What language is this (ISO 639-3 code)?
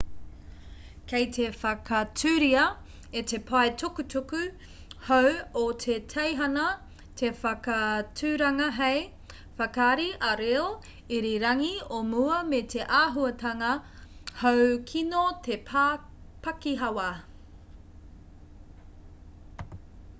mri